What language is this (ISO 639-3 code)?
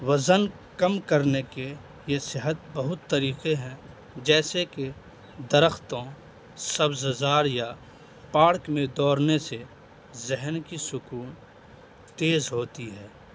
urd